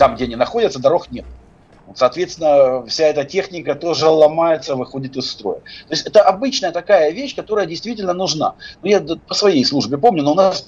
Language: Russian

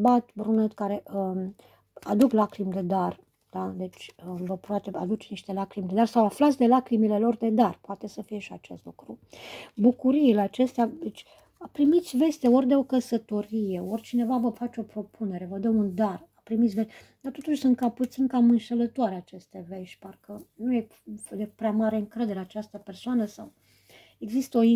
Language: Romanian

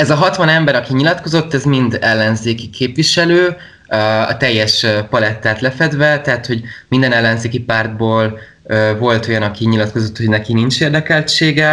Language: Hungarian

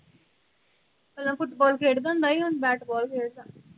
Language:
Punjabi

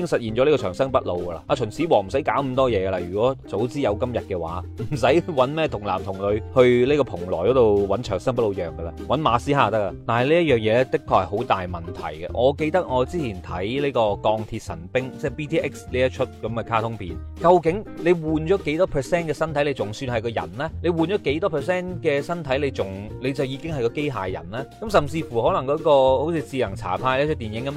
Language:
Chinese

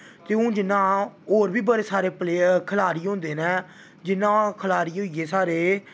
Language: Dogri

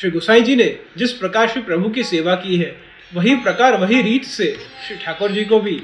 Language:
Hindi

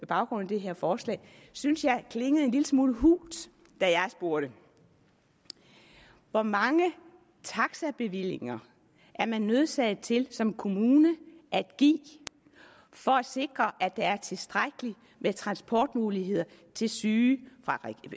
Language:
Danish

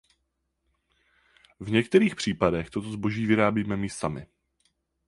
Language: Czech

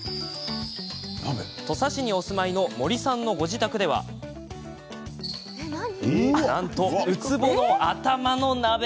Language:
Japanese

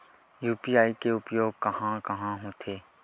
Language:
Chhattisgarhi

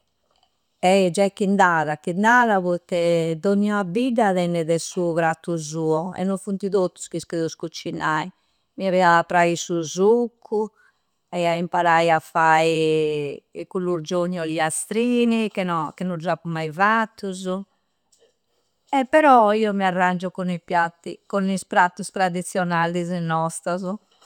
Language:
Campidanese Sardinian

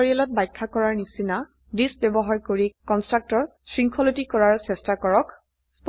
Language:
Assamese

